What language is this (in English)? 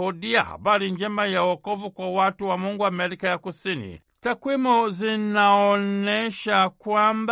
Swahili